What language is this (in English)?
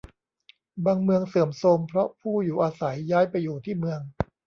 Thai